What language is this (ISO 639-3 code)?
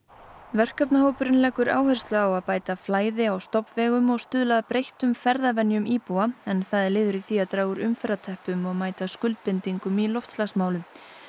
isl